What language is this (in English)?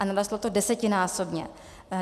Czech